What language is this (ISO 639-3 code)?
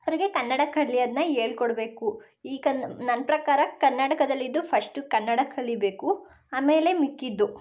kan